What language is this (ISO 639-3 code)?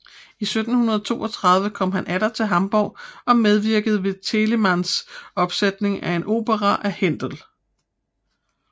dan